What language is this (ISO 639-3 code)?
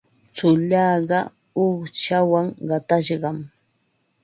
qva